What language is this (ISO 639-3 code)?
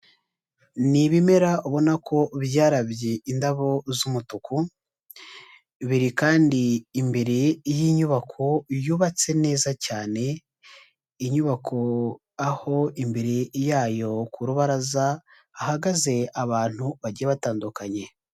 kin